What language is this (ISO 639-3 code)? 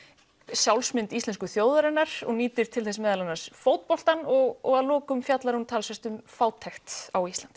isl